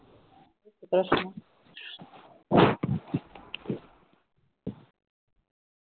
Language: Gujarati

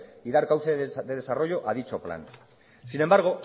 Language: Spanish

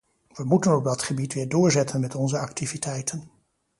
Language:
Dutch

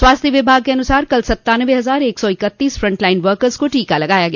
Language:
Hindi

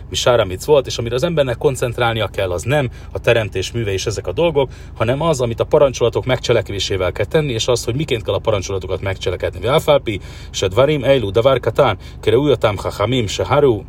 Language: Hungarian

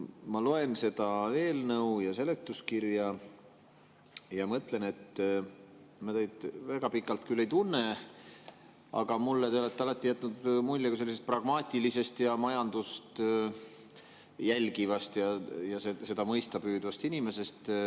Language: Estonian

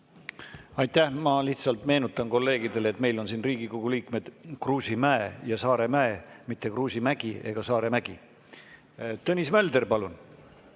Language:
Estonian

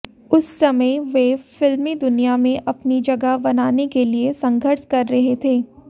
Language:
Hindi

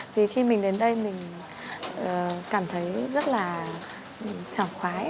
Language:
Vietnamese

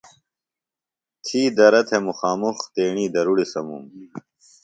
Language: Phalura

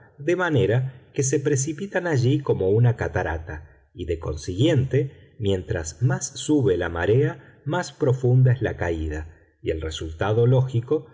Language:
Spanish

